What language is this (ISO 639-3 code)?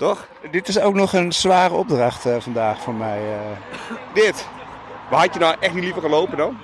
nld